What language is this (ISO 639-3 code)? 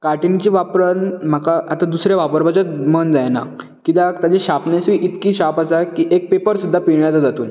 kok